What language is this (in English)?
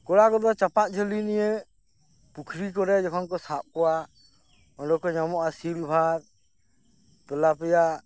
Santali